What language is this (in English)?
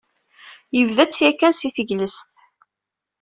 Kabyle